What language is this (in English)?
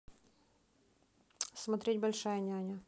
Russian